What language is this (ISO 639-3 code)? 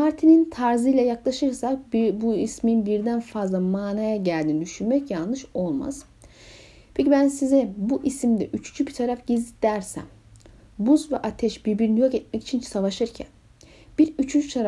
tur